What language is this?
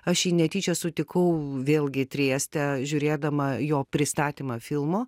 Lithuanian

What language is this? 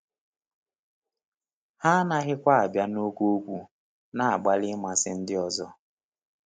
Igbo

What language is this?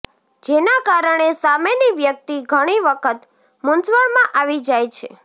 Gujarati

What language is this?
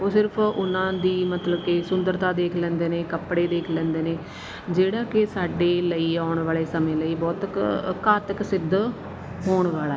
Punjabi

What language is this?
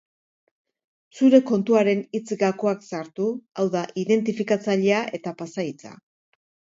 Basque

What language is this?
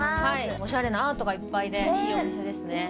Japanese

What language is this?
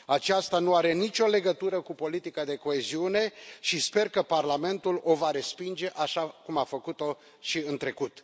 Romanian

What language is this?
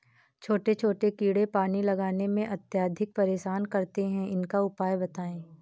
Hindi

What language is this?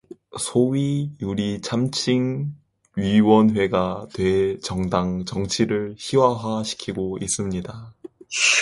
Korean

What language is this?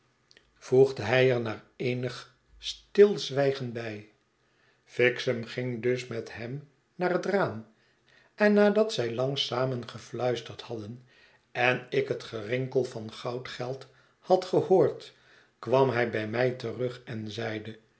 Dutch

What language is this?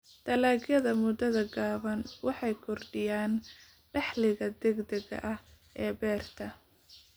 Somali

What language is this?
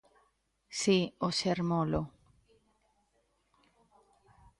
Galician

